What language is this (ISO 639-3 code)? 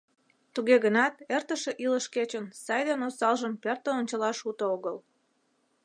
chm